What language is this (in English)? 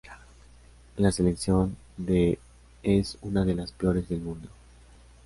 Spanish